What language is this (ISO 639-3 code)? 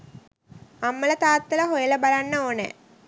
sin